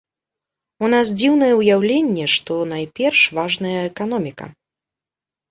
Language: Belarusian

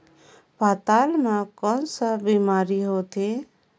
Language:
Chhattisgarhi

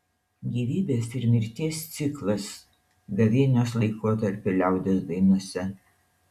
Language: Lithuanian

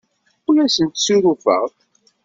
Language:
Kabyle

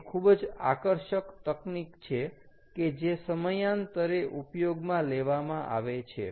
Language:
Gujarati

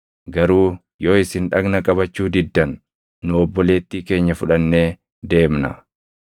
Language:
Oromo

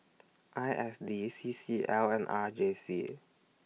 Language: English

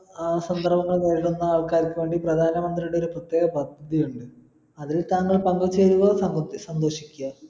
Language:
Malayalam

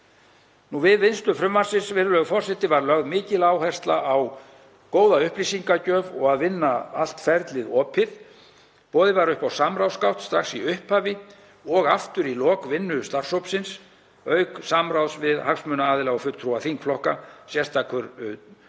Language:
Icelandic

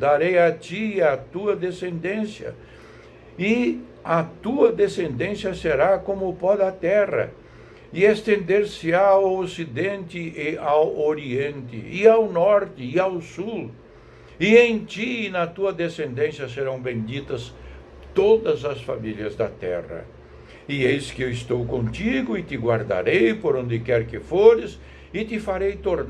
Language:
Portuguese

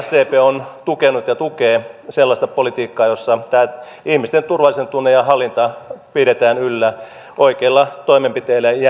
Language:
Finnish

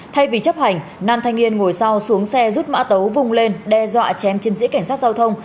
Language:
Vietnamese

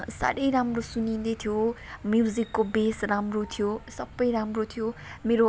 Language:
Nepali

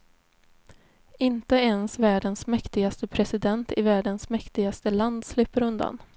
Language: Swedish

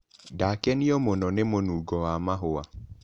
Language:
Kikuyu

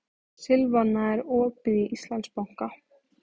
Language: Icelandic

